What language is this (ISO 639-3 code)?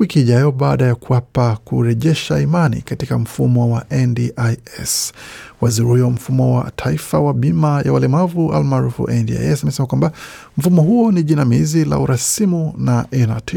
swa